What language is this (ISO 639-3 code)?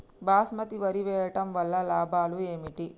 tel